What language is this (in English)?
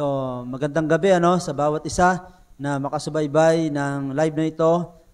Filipino